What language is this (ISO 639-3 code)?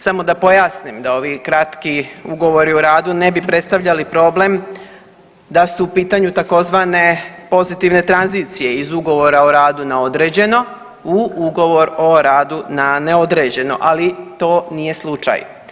hrv